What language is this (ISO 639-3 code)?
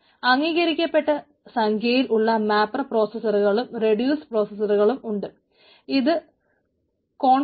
mal